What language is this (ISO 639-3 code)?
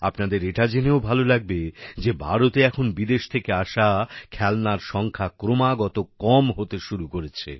ben